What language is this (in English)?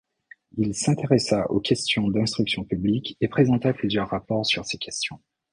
French